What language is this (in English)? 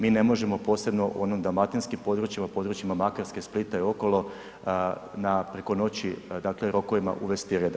Croatian